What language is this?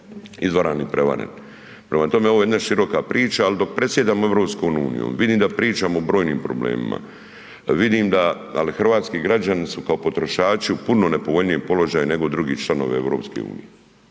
Croatian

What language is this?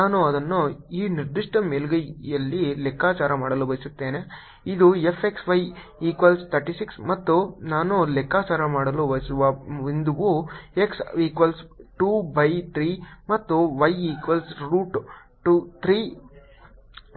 Kannada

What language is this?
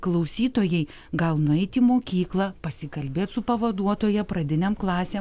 Lithuanian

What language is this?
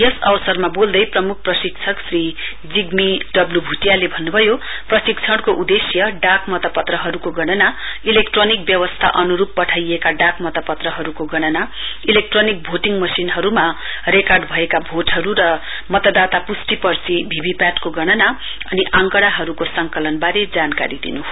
Nepali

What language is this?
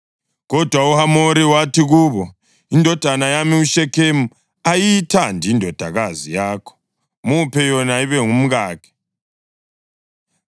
North Ndebele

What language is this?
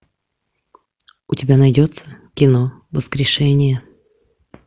Russian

